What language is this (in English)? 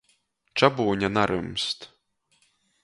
Latgalian